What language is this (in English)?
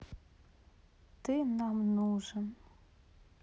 Russian